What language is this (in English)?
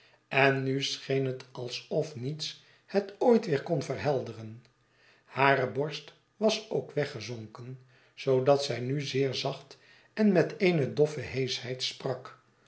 Dutch